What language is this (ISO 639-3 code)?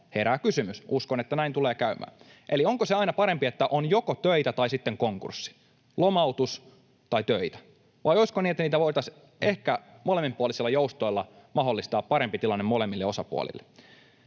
fin